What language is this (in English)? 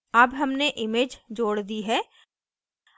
Hindi